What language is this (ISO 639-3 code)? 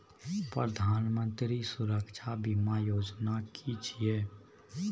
mai